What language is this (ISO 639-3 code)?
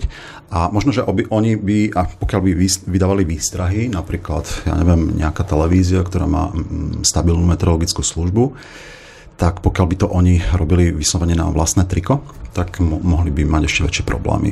slk